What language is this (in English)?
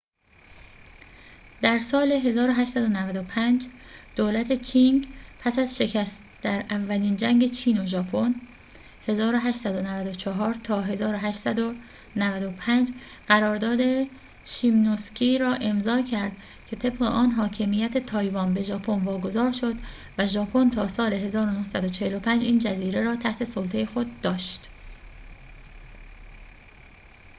Persian